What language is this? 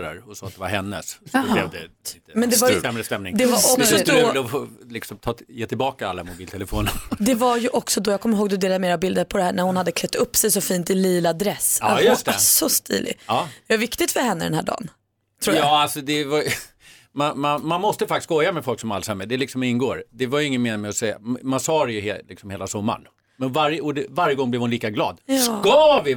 Swedish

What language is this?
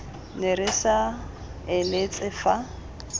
Tswana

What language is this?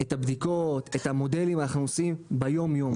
Hebrew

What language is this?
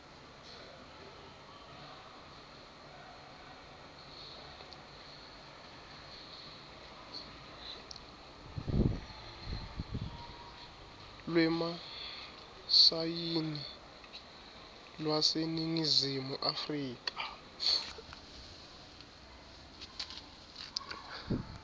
Swati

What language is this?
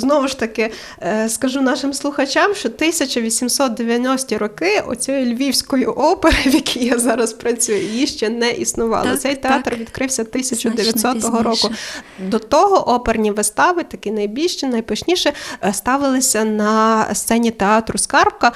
Ukrainian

